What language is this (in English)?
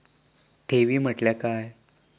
Marathi